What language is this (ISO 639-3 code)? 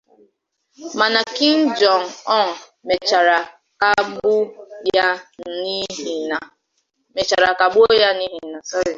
ibo